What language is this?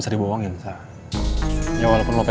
Indonesian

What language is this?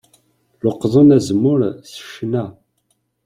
Kabyle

